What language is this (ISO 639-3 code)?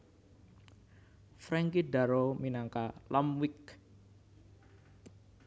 jav